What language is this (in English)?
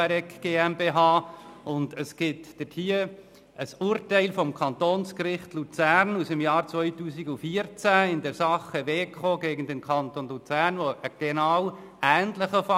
Swiss German